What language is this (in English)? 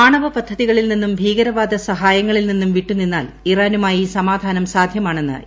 Malayalam